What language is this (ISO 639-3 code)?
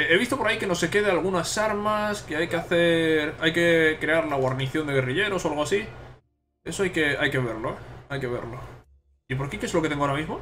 spa